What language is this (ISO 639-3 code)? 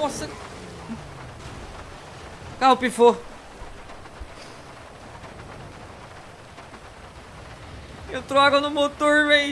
por